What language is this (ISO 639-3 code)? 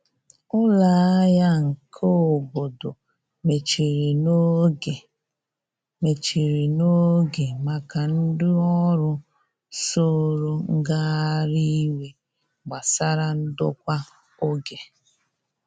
ibo